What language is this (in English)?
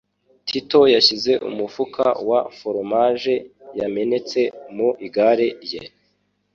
Kinyarwanda